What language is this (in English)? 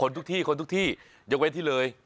Thai